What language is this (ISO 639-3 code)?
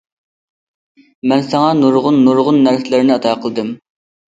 uig